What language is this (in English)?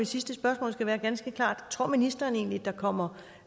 Danish